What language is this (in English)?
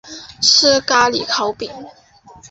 Chinese